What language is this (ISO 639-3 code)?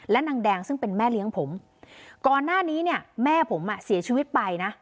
tha